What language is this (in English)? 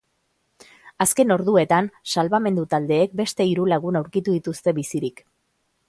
Basque